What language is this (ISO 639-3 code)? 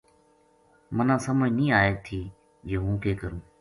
gju